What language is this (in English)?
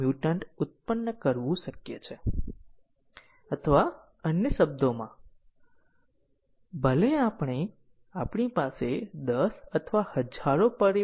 Gujarati